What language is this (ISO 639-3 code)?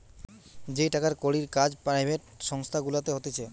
ben